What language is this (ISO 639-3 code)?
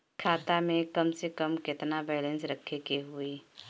bho